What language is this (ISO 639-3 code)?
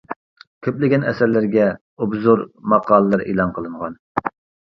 uig